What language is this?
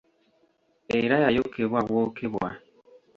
Ganda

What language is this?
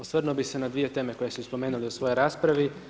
Croatian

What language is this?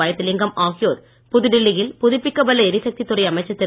Tamil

